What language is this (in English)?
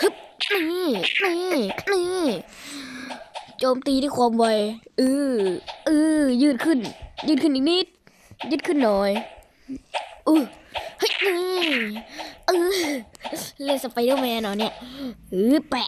Thai